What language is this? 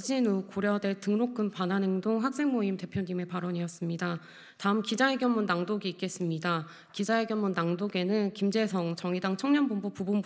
Korean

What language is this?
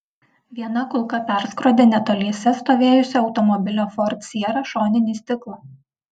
Lithuanian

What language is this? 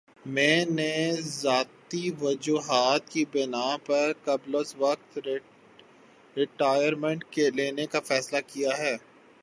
Urdu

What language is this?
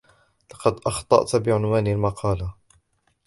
Arabic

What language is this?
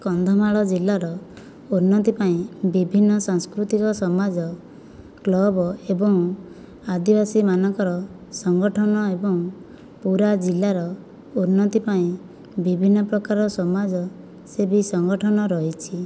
Odia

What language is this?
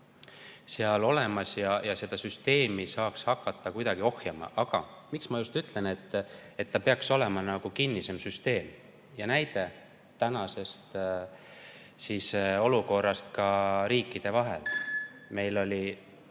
Estonian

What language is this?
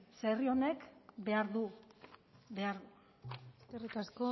Basque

